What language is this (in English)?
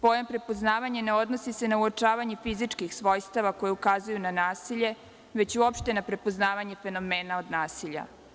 Serbian